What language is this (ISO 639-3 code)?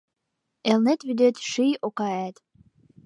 chm